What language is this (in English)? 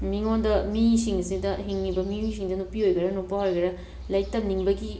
Manipuri